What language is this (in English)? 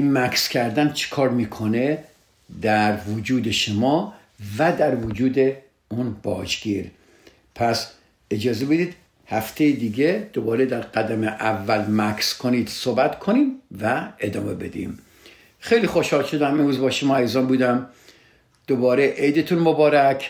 Persian